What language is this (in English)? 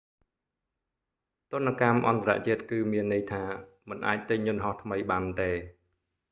Khmer